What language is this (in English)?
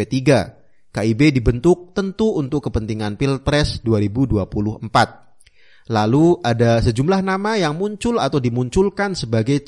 Indonesian